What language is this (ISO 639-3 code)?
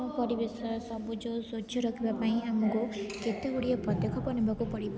ori